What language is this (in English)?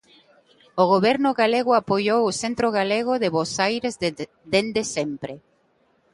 Galician